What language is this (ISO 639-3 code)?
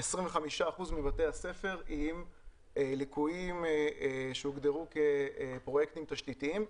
heb